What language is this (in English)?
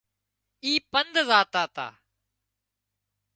Wadiyara Koli